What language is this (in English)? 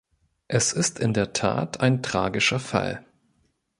German